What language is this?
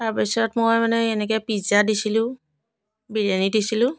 Assamese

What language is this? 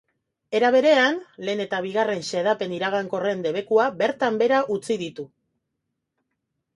Basque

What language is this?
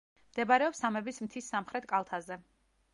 Georgian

